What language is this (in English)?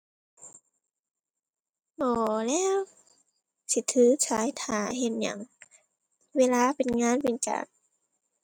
Thai